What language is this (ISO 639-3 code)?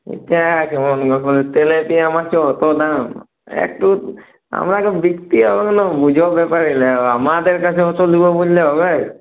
ben